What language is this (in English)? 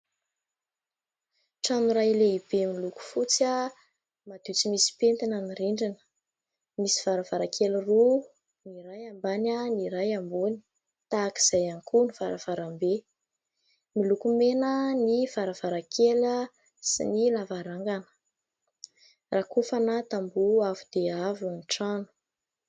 Malagasy